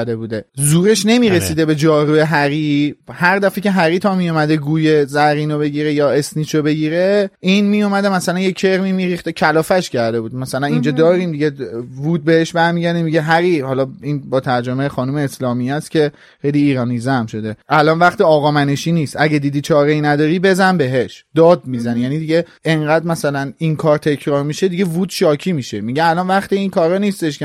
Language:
Persian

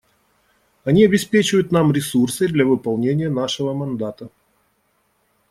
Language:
Russian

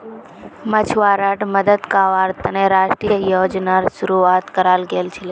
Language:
Magahi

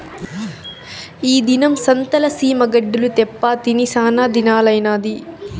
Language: Telugu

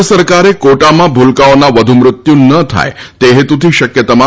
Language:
Gujarati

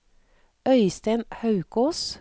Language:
Norwegian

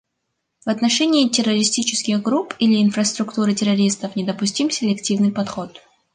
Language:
Russian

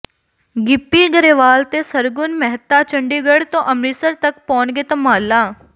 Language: Punjabi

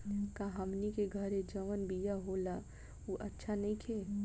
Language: Bhojpuri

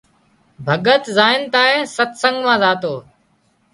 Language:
Wadiyara Koli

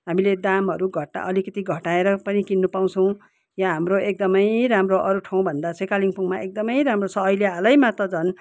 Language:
Nepali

